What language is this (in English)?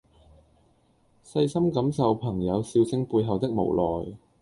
Cantonese